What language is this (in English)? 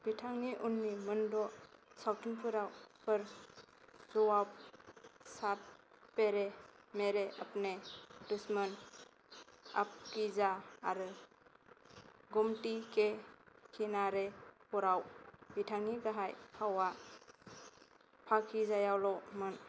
Bodo